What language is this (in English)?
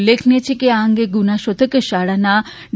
Gujarati